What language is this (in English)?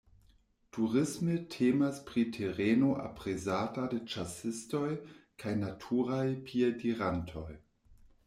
Esperanto